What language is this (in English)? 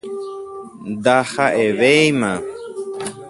Guarani